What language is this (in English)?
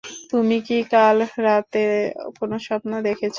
Bangla